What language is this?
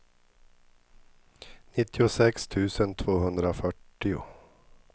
Swedish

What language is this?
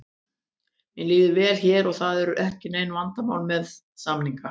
Icelandic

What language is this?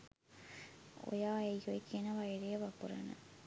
Sinhala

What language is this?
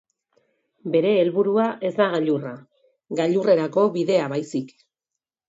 Basque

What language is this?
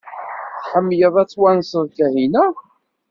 Kabyle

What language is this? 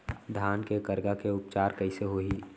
Chhattisgarhi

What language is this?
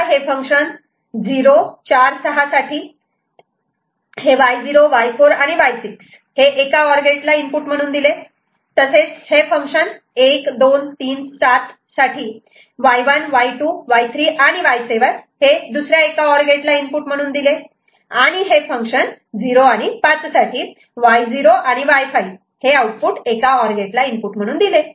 Marathi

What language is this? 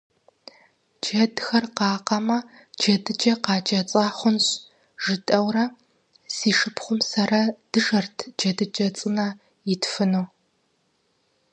Kabardian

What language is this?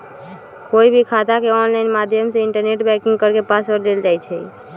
Magahi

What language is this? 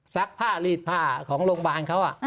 Thai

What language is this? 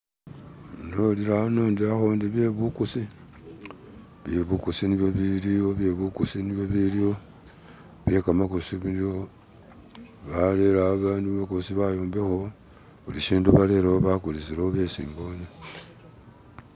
Masaaba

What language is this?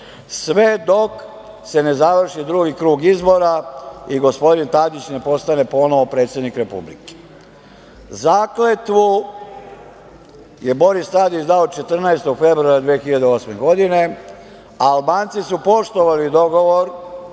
Serbian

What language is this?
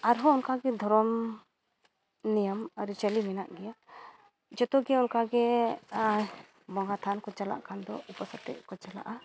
Santali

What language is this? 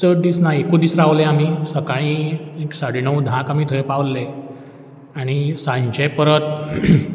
Konkani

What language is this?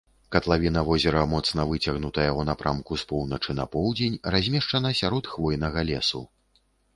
Belarusian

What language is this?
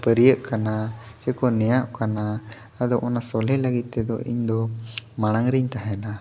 Santali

